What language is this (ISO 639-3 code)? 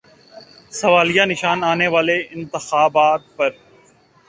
urd